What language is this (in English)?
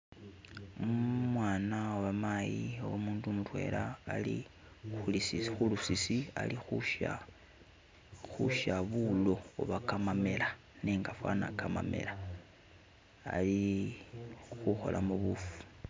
Masaaba